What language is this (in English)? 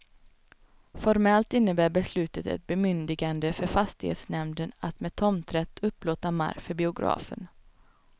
Swedish